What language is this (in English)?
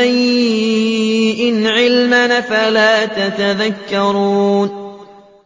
Arabic